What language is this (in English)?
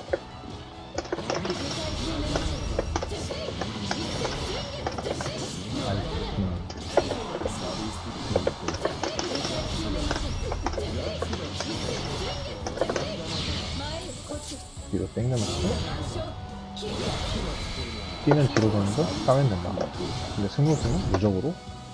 Korean